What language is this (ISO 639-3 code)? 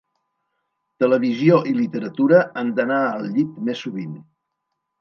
cat